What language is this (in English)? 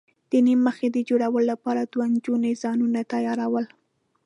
Pashto